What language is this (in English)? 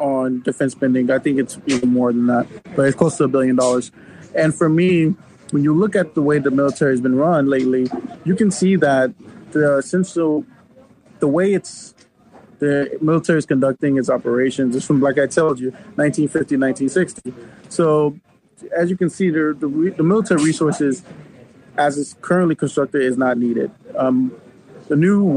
English